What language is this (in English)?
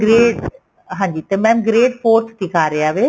Punjabi